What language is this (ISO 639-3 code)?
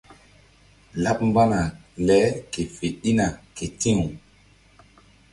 mdd